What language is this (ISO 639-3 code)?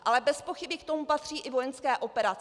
ces